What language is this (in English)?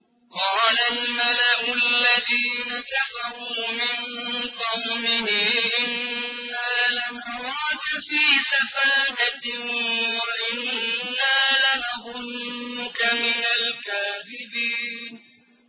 Arabic